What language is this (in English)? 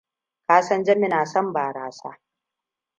Hausa